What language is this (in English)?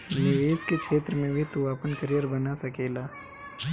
Bhojpuri